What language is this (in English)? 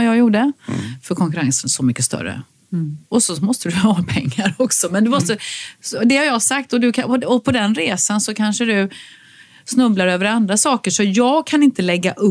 Swedish